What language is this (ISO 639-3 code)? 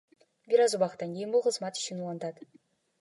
kir